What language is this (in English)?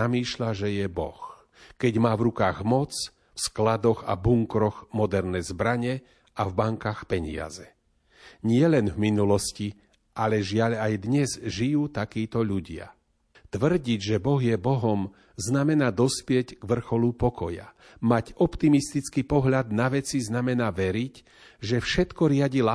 Slovak